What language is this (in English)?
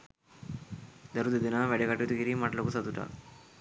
Sinhala